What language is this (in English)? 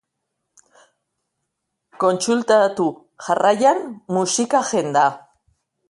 Basque